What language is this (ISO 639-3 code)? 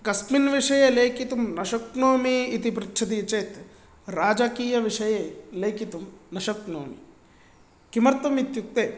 san